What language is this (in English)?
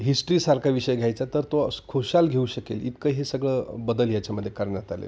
Marathi